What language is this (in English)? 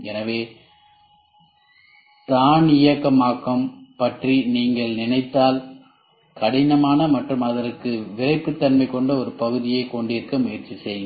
Tamil